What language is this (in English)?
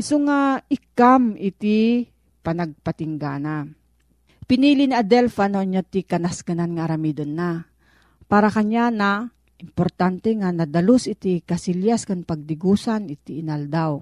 Filipino